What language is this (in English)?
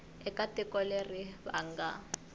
Tsonga